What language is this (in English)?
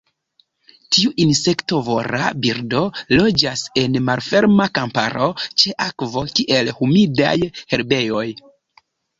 Esperanto